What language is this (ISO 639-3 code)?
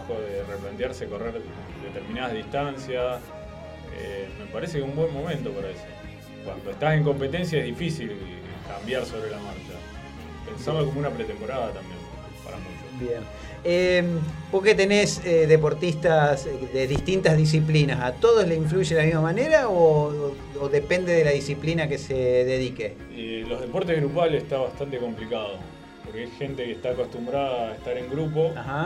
spa